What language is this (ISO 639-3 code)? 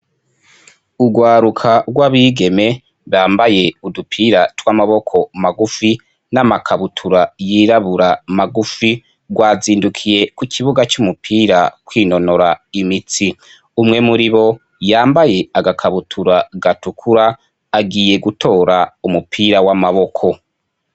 run